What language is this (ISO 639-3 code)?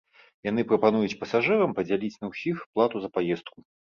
bel